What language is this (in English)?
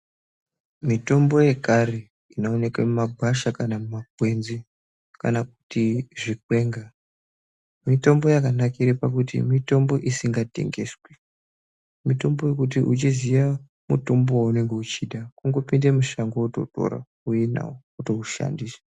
Ndau